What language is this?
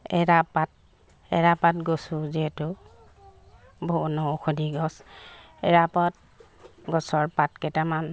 Assamese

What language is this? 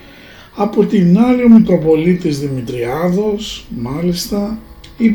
Greek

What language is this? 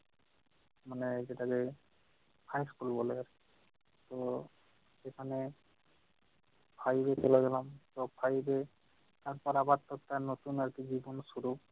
Bangla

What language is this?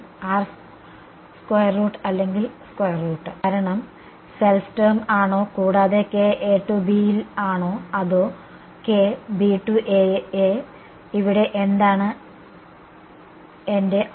Malayalam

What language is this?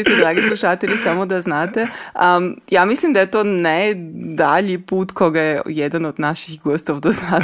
Croatian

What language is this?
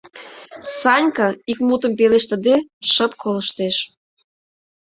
Mari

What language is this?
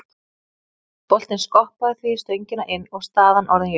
Icelandic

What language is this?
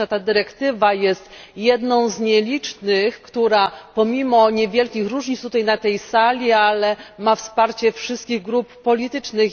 Polish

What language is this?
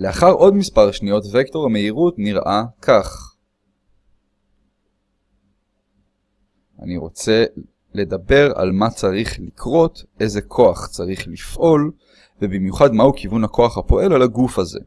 Hebrew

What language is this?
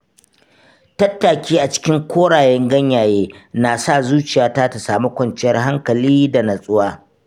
Hausa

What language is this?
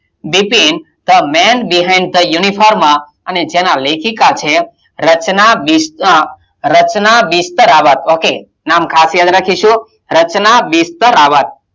Gujarati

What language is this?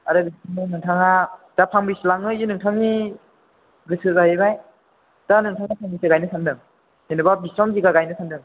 Bodo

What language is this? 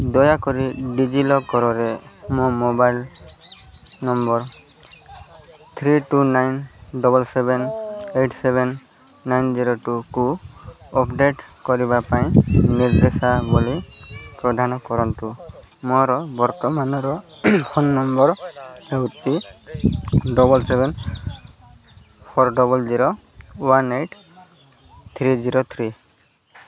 Odia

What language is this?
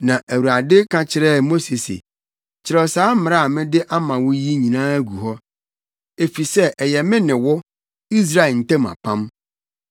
Akan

